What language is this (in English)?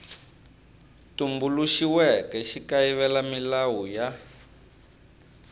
Tsonga